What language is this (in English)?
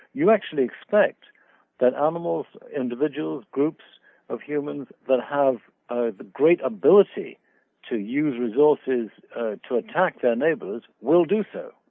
English